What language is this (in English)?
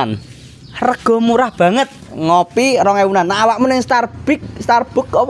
Indonesian